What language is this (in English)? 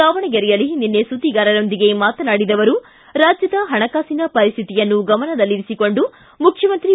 Kannada